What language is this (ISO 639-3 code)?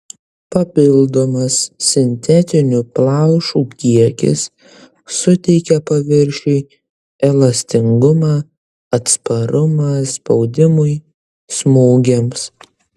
lit